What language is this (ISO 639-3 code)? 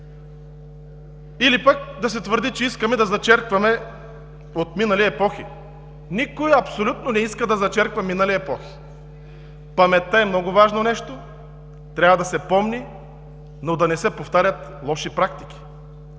bul